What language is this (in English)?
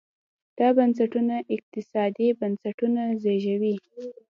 Pashto